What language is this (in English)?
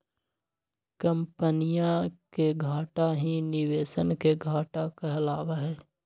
Magahi